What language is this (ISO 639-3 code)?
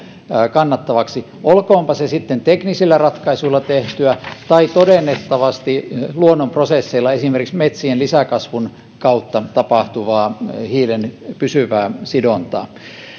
fin